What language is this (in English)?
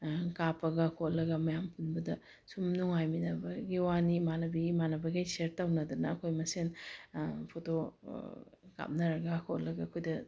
Manipuri